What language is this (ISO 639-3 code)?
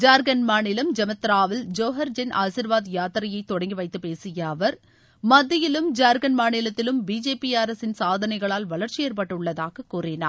tam